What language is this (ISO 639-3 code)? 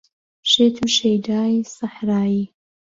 ckb